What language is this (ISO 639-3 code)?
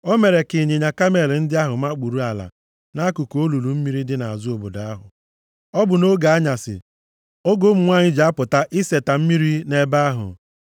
ibo